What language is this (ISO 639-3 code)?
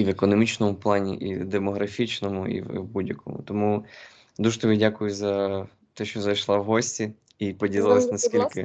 ukr